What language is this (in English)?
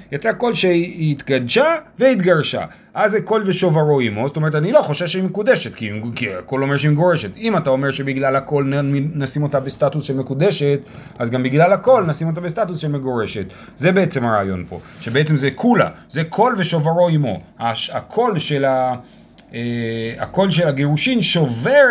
Hebrew